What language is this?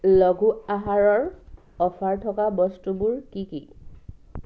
Assamese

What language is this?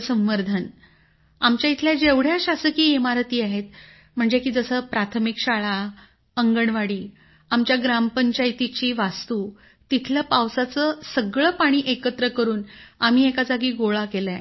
Marathi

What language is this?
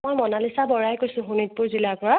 Assamese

